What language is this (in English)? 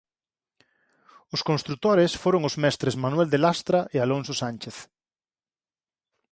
Galician